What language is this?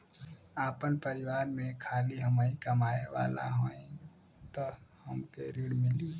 Bhojpuri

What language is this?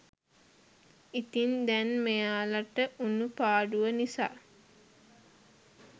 Sinhala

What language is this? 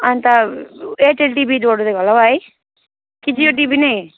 Nepali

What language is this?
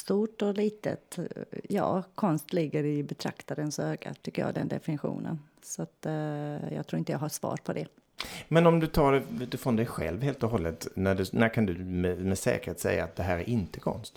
Swedish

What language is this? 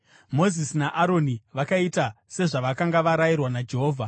Shona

